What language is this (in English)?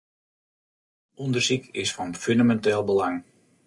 Western Frisian